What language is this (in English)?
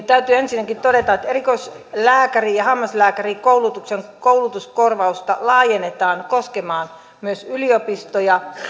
Finnish